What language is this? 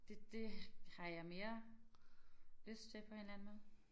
Danish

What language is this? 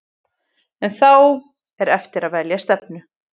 Icelandic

